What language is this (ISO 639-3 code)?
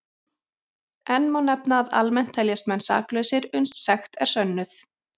isl